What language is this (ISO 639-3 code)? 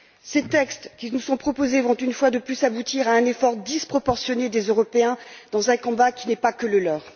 fra